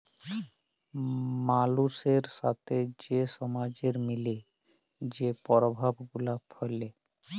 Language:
Bangla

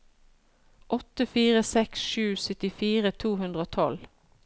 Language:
Norwegian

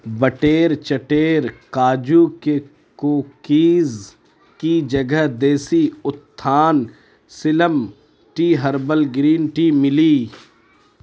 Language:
Urdu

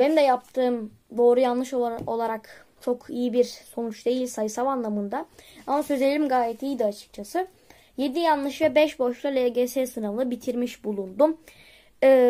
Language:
Turkish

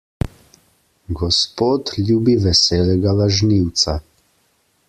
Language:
Slovenian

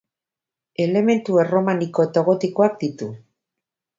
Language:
Basque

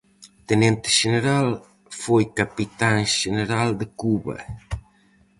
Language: Galician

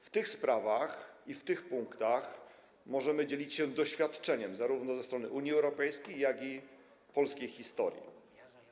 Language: Polish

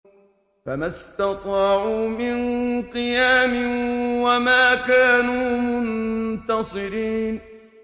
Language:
Arabic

